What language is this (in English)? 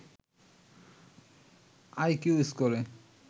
Bangla